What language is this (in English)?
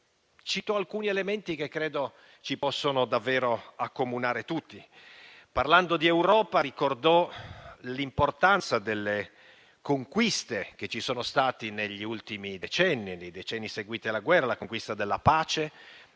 Italian